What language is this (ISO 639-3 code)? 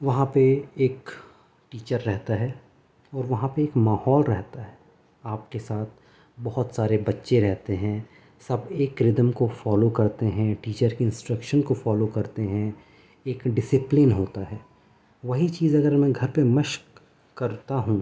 urd